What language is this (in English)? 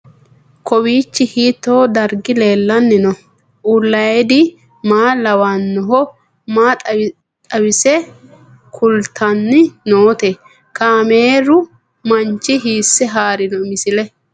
Sidamo